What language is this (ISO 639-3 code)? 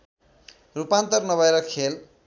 nep